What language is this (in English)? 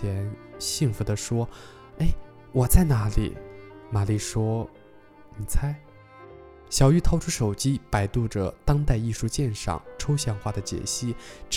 Chinese